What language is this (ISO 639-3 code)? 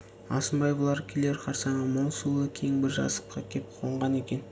kaz